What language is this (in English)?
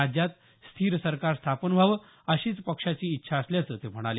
Marathi